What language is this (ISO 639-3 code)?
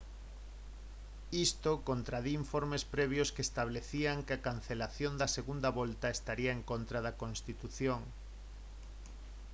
glg